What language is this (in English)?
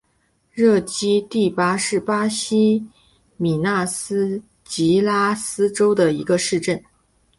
Chinese